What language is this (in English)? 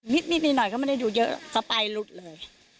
Thai